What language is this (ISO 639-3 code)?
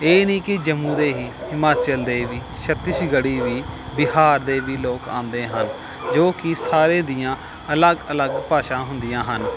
pan